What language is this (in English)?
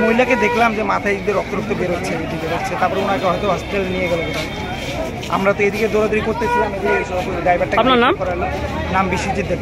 Hindi